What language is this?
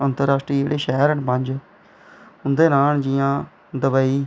Dogri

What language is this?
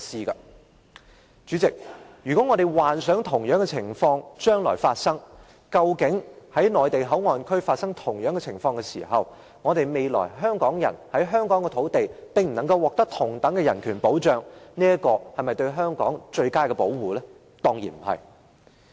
Cantonese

